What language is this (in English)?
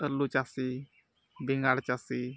Santali